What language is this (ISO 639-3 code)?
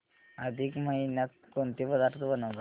mar